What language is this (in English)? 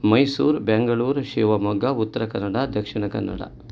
Sanskrit